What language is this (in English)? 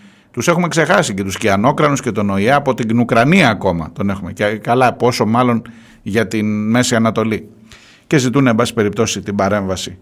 Greek